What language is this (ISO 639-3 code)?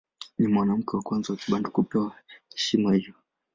swa